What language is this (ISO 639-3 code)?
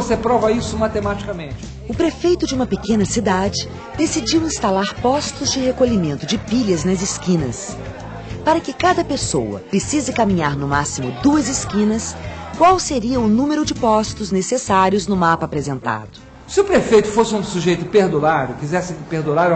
por